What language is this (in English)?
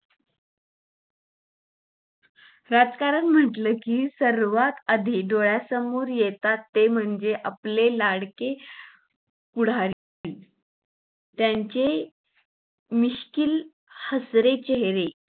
Marathi